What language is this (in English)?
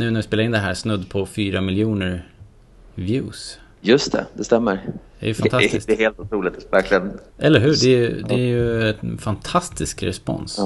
Swedish